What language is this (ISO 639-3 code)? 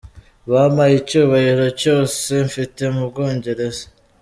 kin